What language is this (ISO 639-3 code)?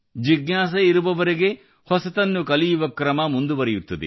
kan